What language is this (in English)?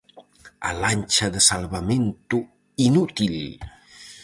Galician